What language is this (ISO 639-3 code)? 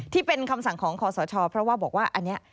tha